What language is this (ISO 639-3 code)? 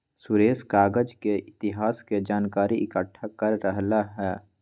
mag